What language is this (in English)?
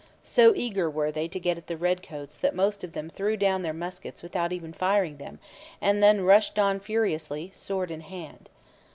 English